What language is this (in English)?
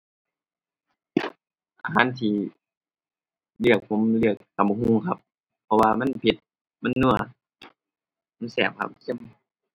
Thai